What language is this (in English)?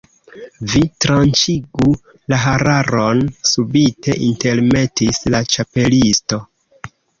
Esperanto